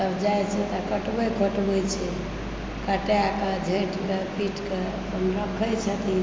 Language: Maithili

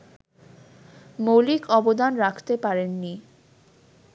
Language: Bangla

